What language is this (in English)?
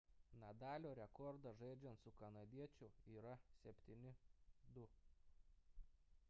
Lithuanian